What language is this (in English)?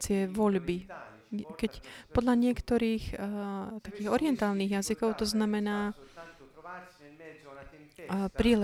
Slovak